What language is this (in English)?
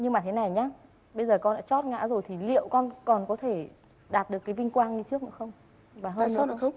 Vietnamese